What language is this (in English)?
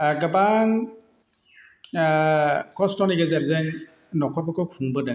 Bodo